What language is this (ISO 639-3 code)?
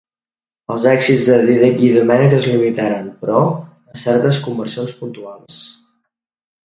cat